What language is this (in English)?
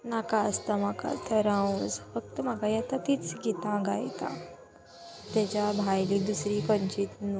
Konkani